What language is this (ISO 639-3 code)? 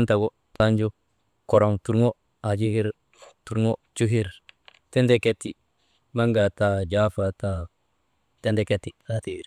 mde